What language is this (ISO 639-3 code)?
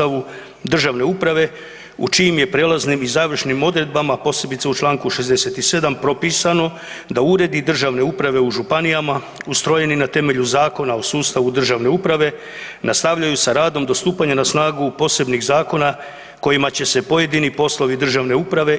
hrv